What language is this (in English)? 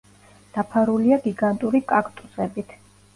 Georgian